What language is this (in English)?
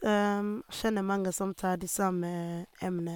Norwegian